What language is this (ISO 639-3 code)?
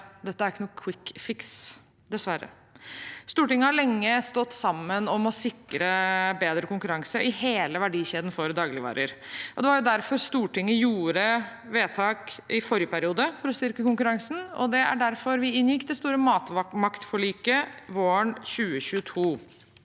nor